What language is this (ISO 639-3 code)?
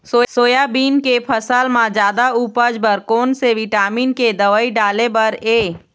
hne